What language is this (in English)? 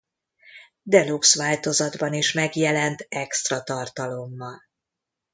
Hungarian